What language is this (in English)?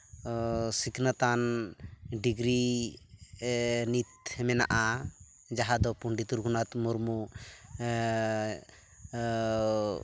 Santali